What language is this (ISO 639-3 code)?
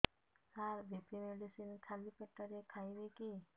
ori